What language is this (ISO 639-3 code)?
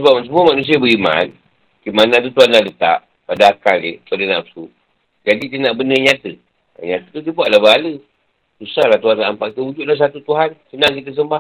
msa